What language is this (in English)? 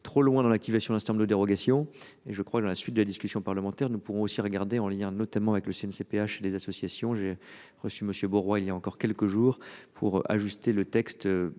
French